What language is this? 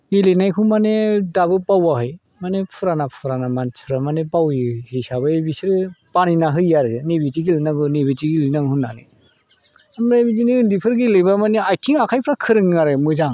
Bodo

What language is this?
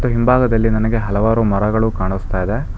Kannada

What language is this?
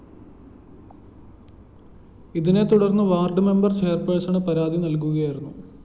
Malayalam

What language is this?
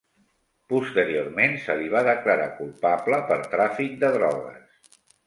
Catalan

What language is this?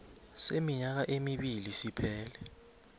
South Ndebele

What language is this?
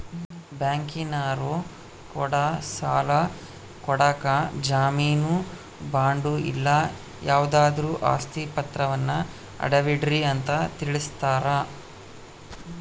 Kannada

